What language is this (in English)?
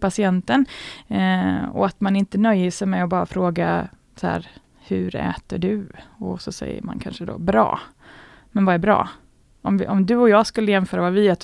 Swedish